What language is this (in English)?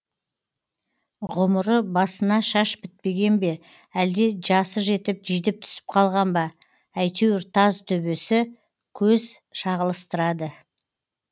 Kazakh